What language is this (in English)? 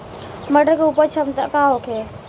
Bhojpuri